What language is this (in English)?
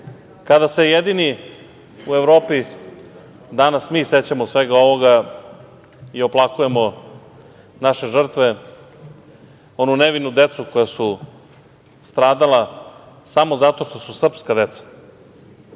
Serbian